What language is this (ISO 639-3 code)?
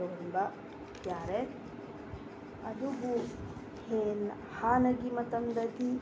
mni